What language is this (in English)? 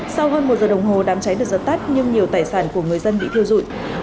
Vietnamese